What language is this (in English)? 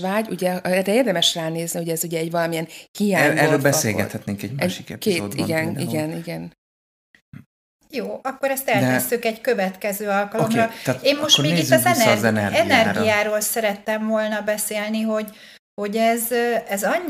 Hungarian